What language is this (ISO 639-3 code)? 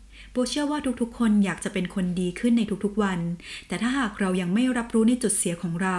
tha